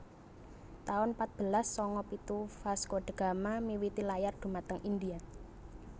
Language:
Javanese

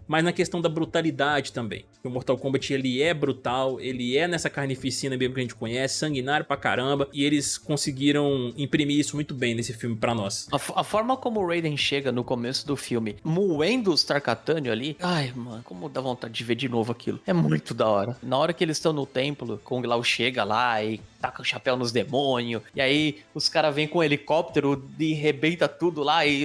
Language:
Portuguese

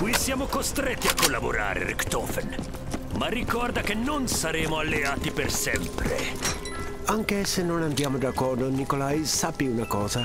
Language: Italian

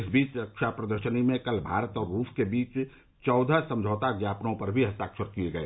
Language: Hindi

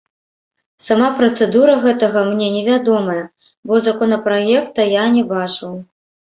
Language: Belarusian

